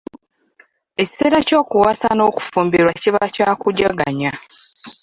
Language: Ganda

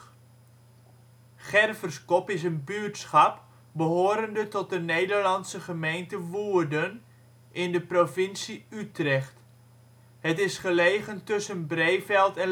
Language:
Dutch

